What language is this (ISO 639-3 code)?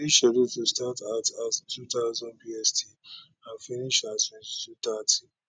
pcm